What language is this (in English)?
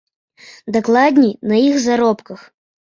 Belarusian